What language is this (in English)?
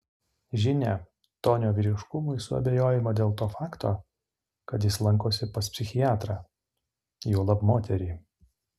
Lithuanian